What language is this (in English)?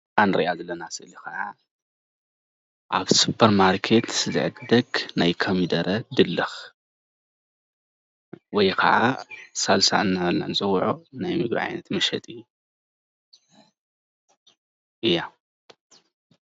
Tigrinya